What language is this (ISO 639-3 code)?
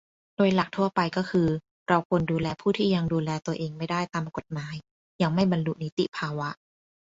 tha